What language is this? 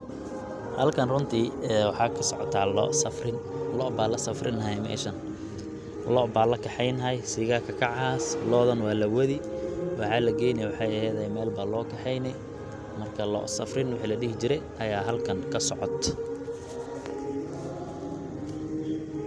Somali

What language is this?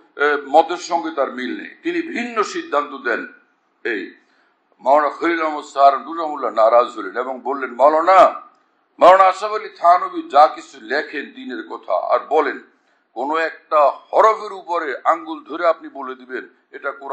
Turkish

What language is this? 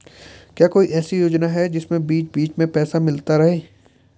Hindi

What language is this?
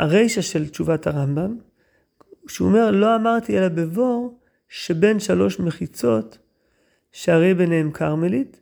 Hebrew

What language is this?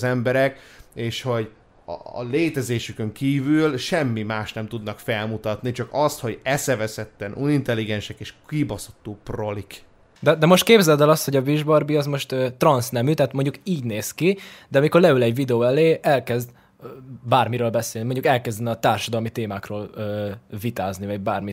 Hungarian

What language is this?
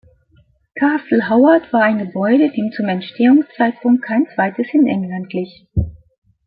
German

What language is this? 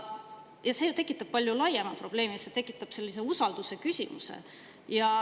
Estonian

